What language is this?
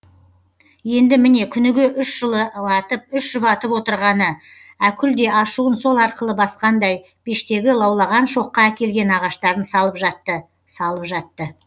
Kazakh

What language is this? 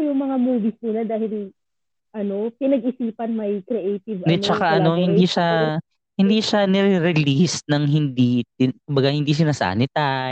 Filipino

